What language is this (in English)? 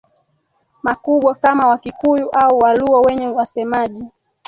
Swahili